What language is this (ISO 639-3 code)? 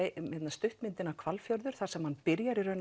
isl